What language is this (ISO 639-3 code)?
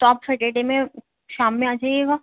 urd